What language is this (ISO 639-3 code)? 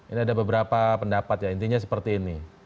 ind